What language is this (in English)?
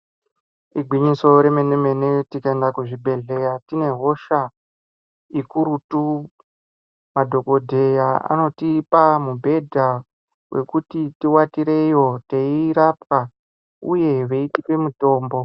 Ndau